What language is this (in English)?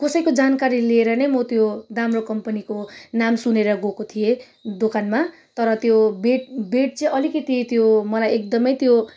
Nepali